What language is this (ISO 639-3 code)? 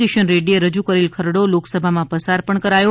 guj